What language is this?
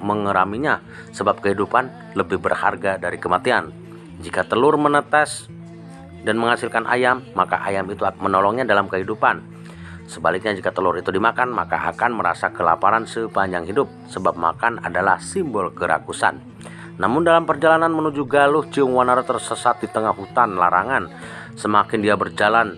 Indonesian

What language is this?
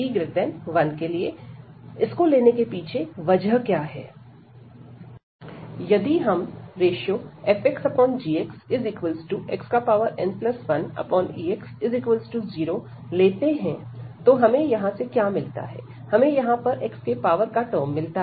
Hindi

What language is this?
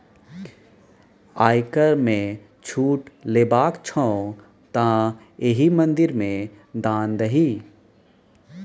Maithili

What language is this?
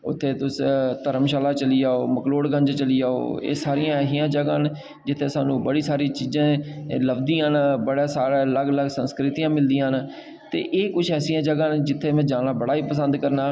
Dogri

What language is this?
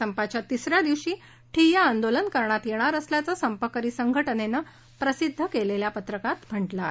Marathi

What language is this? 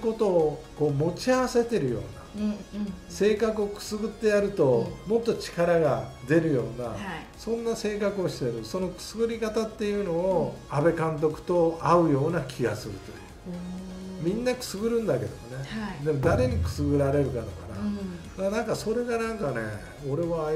Japanese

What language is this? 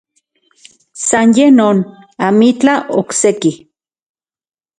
Central Puebla Nahuatl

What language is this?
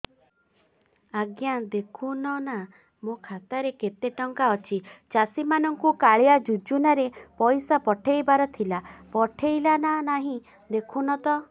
Odia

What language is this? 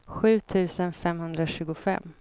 Swedish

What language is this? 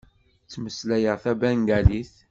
Kabyle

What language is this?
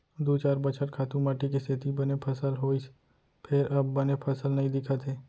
Chhattisgarhi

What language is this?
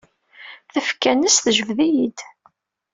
Kabyle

